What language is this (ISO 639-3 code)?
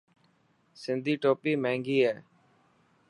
mki